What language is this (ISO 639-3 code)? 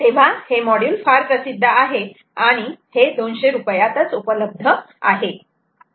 mar